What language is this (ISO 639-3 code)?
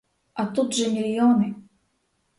ukr